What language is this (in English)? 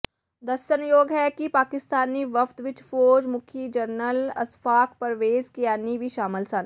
Punjabi